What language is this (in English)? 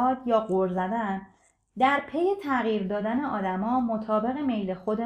Persian